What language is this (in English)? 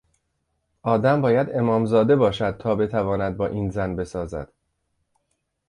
Persian